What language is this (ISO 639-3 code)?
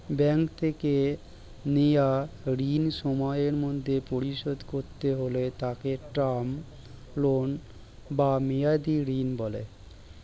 ben